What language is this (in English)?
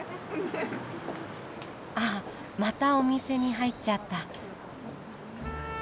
Japanese